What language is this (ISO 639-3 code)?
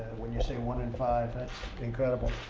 eng